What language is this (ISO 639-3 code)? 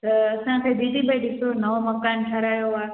snd